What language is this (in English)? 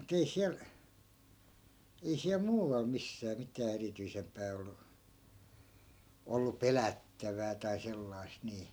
Finnish